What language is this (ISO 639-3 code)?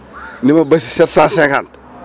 wol